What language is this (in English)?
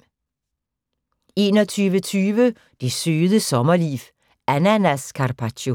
Danish